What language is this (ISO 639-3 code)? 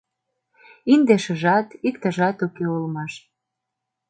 chm